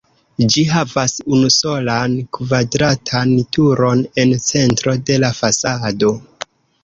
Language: Esperanto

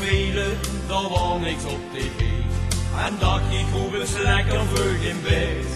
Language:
Dutch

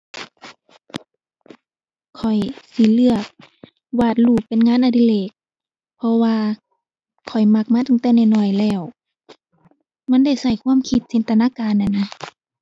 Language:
Thai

